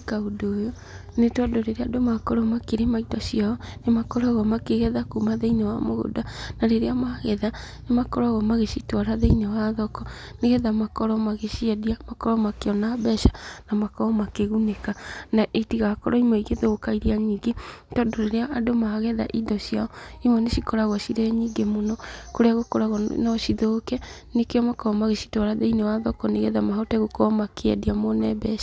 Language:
Kikuyu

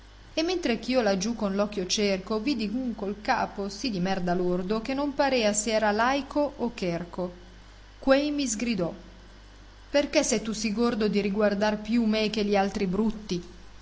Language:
Italian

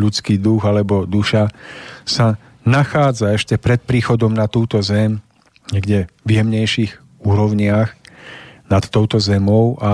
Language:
Slovak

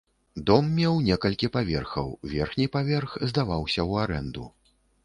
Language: Belarusian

